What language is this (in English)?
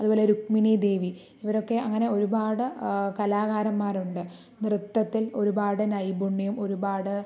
Malayalam